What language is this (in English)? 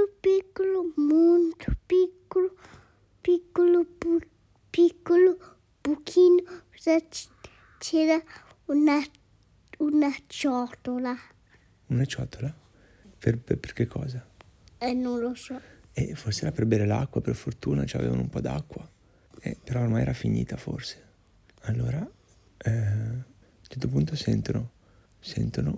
Italian